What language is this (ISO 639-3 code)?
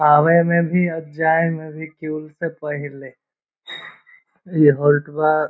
mag